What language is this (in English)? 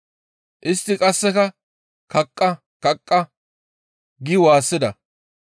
Gamo